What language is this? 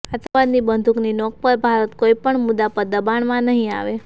Gujarati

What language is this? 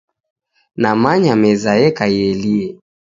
Taita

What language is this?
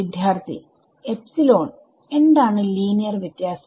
Malayalam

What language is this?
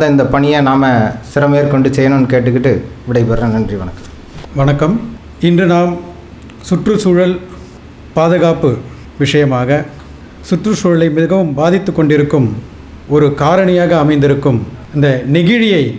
Tamil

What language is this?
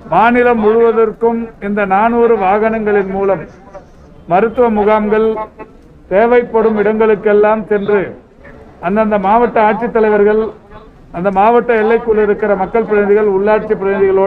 English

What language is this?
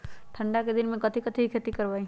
Magahi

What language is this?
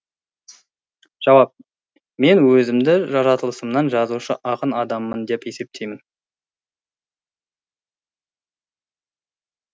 Kazakh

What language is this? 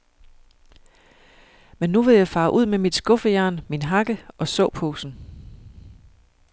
Danish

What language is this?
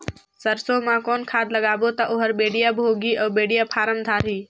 Chhattisgarhi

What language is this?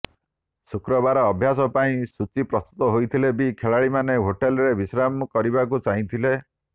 Odia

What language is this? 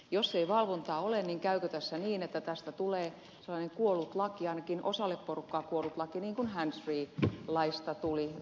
Finnish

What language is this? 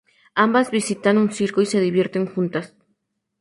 Spanish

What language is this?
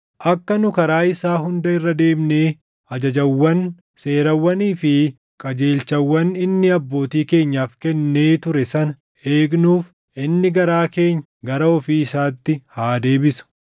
Oromo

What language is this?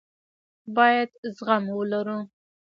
Pashto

